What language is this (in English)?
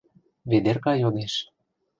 Mari